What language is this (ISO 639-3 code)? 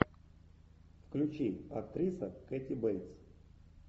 rus